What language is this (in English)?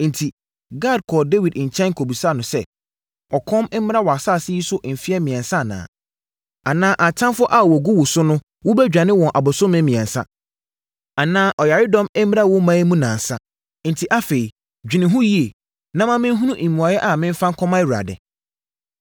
Akan